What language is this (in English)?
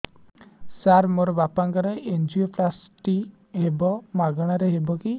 Odia